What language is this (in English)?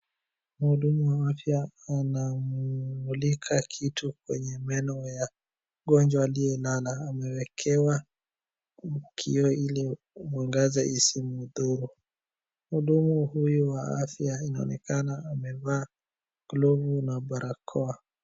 Swahili